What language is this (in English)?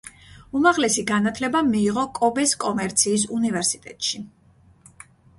Georgian